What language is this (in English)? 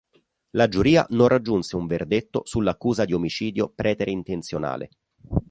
Italian